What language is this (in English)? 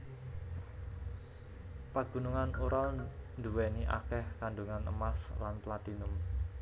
Javanese